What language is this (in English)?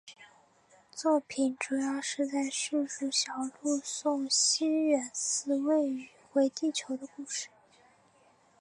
Chinese